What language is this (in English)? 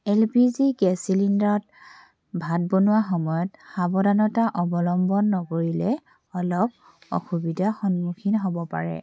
Assamese